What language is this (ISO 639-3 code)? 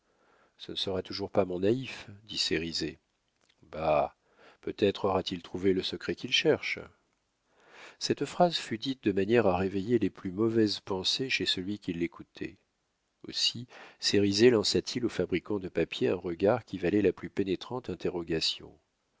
fra